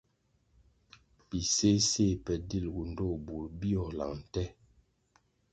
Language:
Kwasio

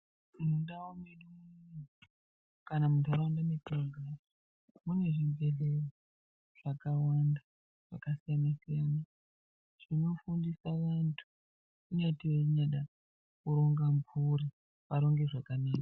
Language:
Ndau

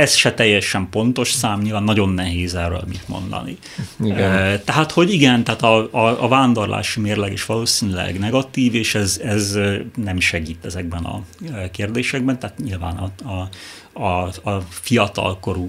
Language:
Hungarian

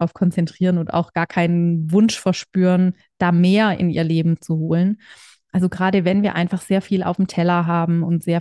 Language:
German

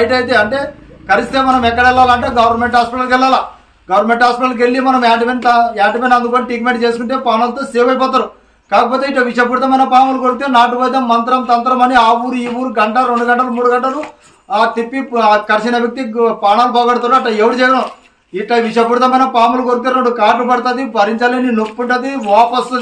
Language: Telugu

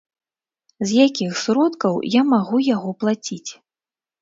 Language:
Belarusian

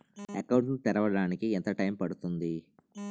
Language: Telugu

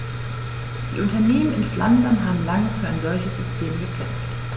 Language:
German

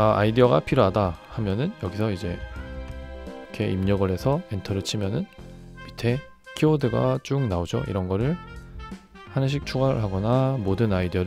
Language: Korean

